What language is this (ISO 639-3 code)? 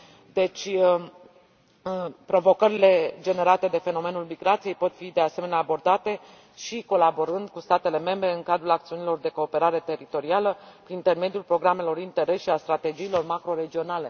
ron